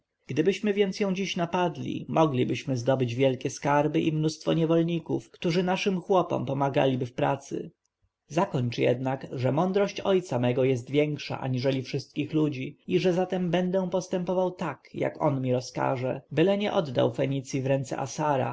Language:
Polish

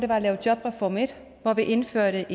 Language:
Danish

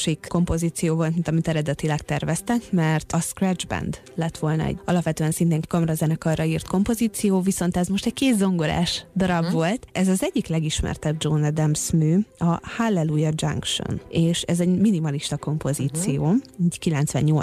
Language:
Hungarian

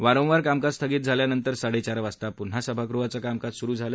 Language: Marathi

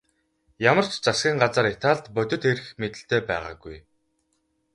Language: Mongolian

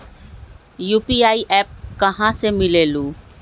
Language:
Magahi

